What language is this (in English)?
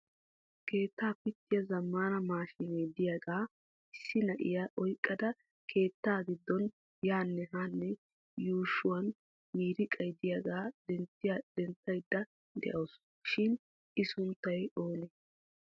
Wolaytta